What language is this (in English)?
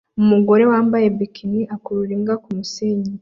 Kinyarwanda